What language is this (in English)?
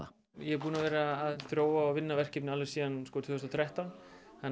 Icelandic